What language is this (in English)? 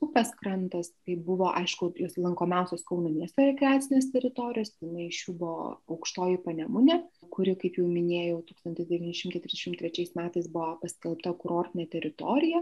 Lithuanian